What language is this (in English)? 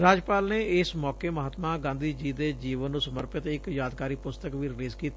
Punjabi